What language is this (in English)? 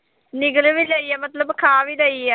Punjabi